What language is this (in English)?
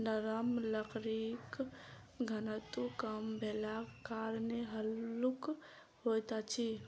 Maithili